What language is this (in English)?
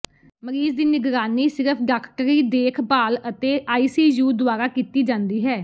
Punjabi